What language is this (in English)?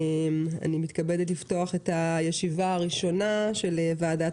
Hebrew